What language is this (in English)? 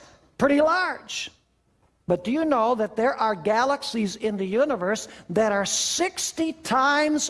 English